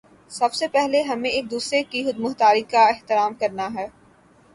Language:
Urdu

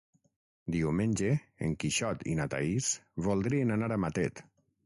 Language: Catalan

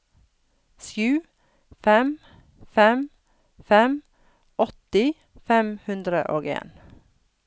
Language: Norwegian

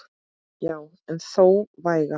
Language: Icelandic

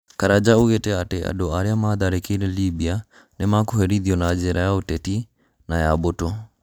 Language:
Kikuyu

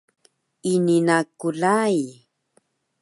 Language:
Taroko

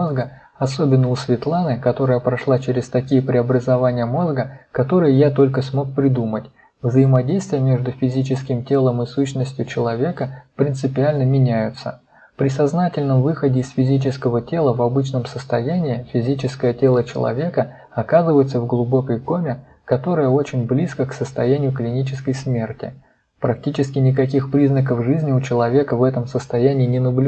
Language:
Russian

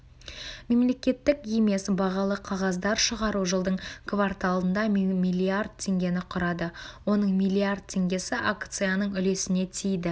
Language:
Kazakh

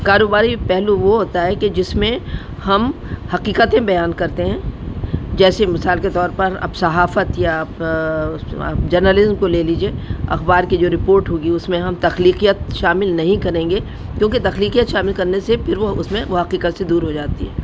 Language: Urdu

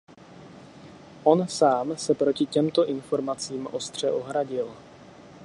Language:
Czech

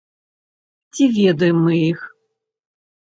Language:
Belarusian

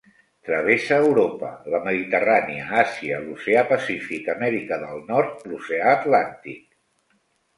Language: Catalan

